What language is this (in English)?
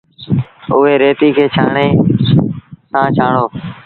Sindhi Bhil